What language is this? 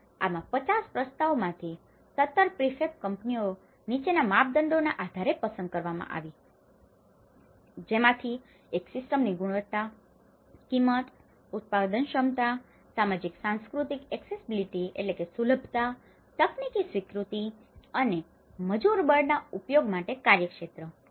Gujarati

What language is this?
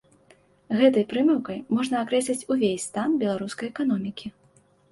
Belarusian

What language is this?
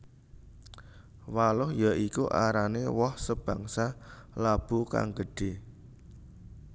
Javanese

